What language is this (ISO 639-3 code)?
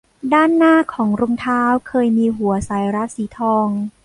tha